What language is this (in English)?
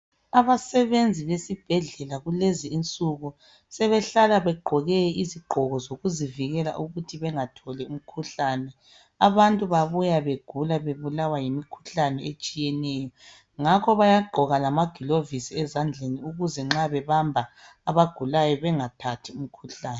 North Ndebele